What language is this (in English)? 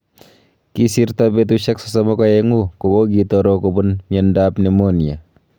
Kalenjin